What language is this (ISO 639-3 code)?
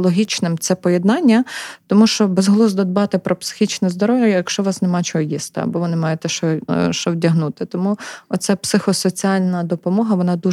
ukr